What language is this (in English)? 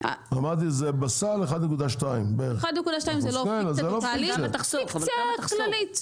Hebrew